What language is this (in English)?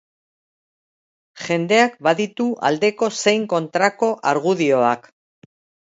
Basque